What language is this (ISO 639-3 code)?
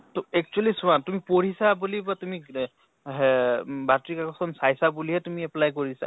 asm